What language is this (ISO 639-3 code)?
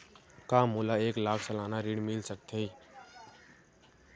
hne